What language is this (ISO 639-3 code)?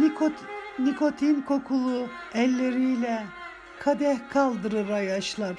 tur